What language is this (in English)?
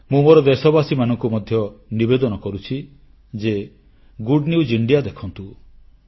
Odia